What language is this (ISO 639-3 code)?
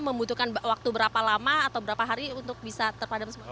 ind